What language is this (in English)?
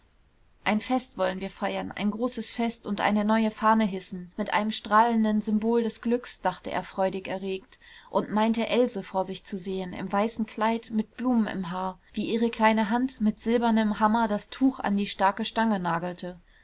German